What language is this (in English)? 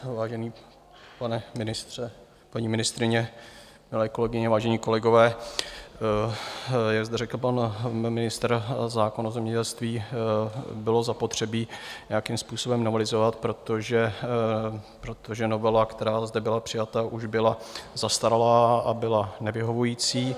Czech